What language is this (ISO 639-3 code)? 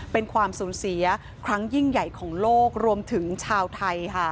tha